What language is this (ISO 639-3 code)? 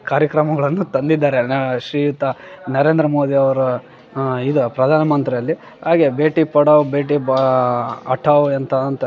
kan